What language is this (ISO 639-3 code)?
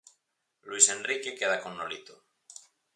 glg